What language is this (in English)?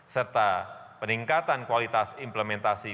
Indonesian